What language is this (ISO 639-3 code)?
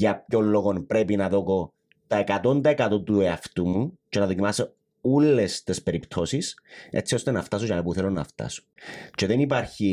ell